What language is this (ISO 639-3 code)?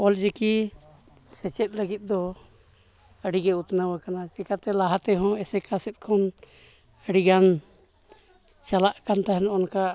sat